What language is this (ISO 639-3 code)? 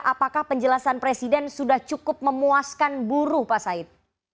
ind